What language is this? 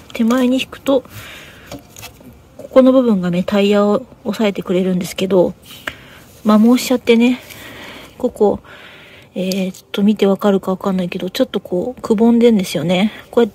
Japanese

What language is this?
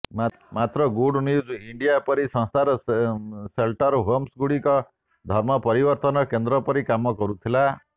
Odia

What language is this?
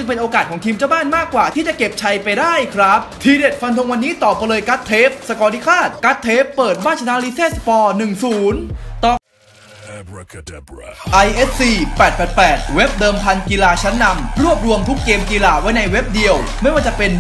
Thai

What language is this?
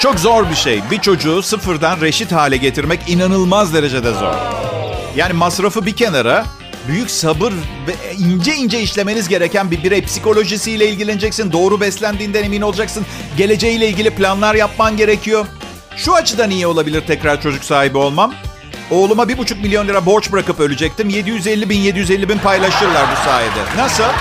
Turkish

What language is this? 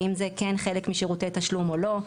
Hebrew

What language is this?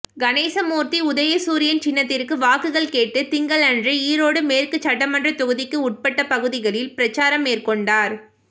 Tamil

